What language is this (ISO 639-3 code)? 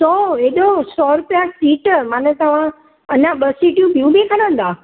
snd